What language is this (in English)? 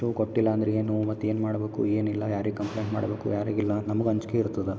Kannada